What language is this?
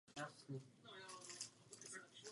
Czech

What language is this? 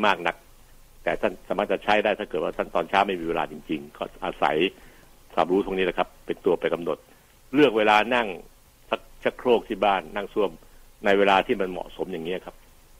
Thai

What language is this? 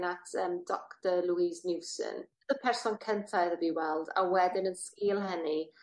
Welsh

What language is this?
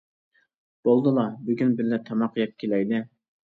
Uyghur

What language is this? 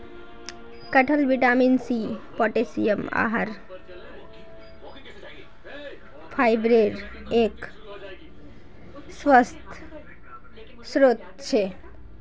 Magahi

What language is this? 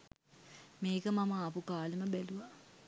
Sinhala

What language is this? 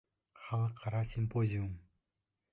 Bashkir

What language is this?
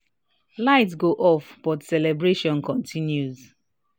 Nigerian Pidgin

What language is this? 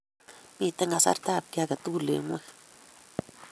Kalenjin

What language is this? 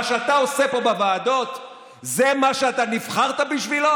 Hebrew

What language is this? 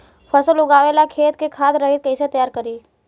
Bhojpuri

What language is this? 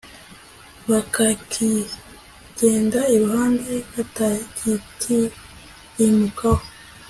Kinyarwanda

